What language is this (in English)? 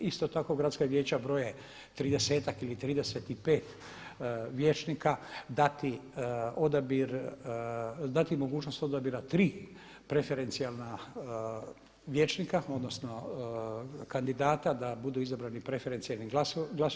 Croatian